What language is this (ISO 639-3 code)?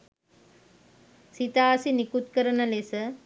sin